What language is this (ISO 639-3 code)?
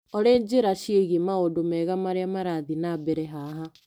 kik